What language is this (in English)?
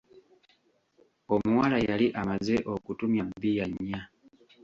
Ganda